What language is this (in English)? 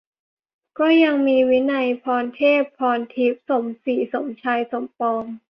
Thai